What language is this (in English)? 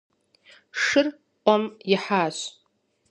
Kabardian